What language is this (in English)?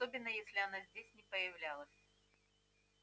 Russian